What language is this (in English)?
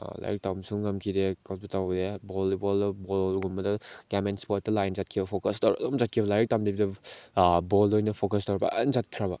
Manipuri